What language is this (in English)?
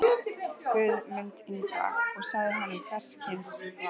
Icelandic